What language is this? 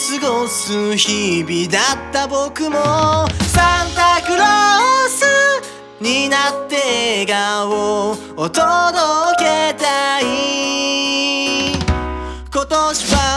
Japanese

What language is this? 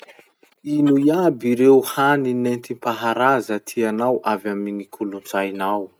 Masikoro Malagasy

